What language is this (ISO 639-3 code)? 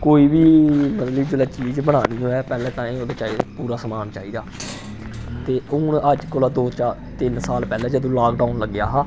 doi